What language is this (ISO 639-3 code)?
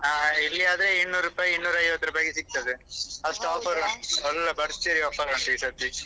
kan